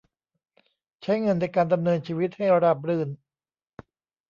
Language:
Thai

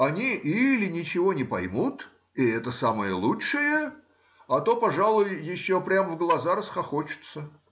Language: Russian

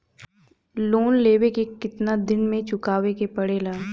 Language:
Bhojpuri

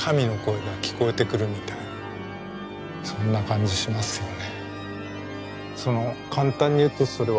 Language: Japanese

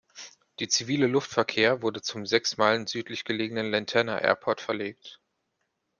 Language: German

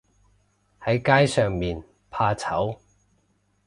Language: Cantonese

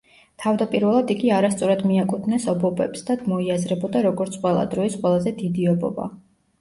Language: Georgian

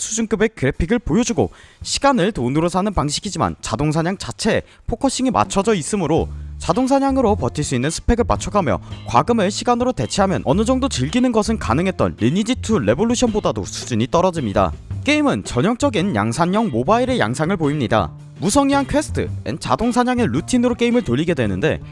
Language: Korean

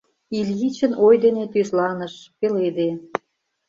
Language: Mari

